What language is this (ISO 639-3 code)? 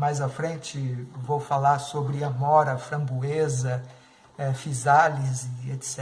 por